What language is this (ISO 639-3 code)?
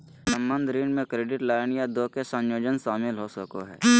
mag